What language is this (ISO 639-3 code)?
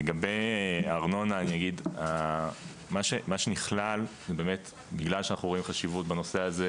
heb